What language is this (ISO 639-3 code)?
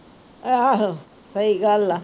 pan